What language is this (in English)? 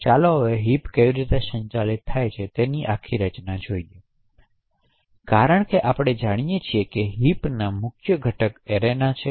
Gujarati